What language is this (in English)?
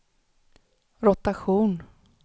Swedish